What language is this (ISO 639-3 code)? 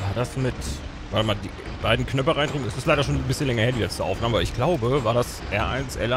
deu